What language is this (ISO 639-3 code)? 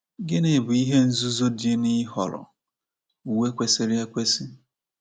ibo